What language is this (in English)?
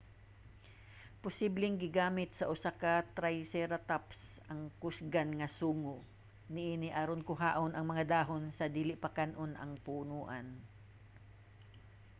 Cebuano